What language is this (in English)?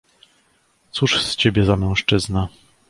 Polish